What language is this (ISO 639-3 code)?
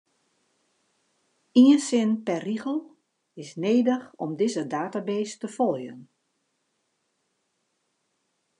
fry